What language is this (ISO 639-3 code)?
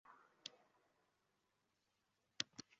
uzb